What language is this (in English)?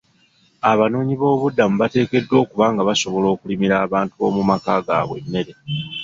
Ganda